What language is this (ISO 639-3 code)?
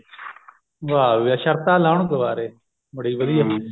pan